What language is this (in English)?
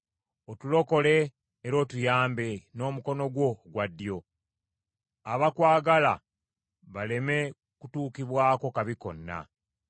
Ganda